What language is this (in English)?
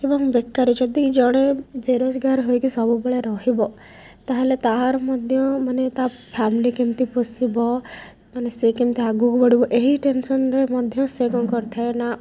Odia